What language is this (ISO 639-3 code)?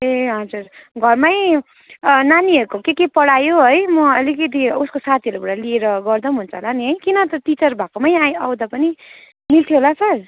nep